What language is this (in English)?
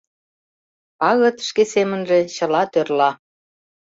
Mari